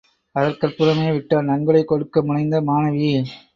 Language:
Tamil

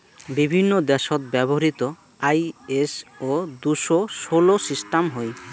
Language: Bangla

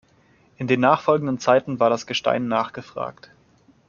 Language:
German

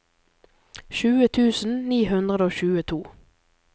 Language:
Norwegian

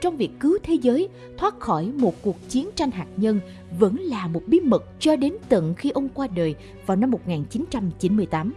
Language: Vietnamese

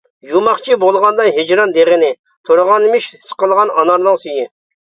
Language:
Uyghur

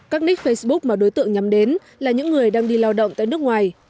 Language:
Vietnamese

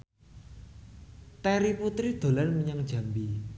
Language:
Javanese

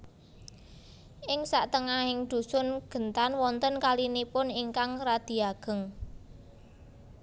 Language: Javanese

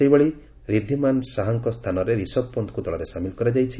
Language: Odia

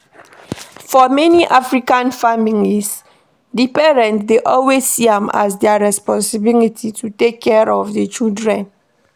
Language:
Nigerian Pidgin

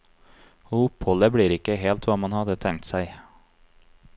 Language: Norwegian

